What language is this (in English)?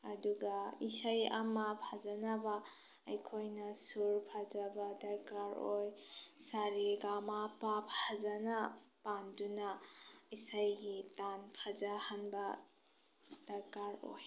Manipuri